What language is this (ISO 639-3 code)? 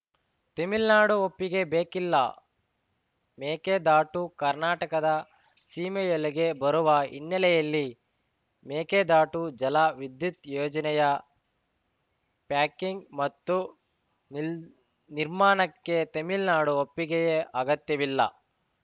kan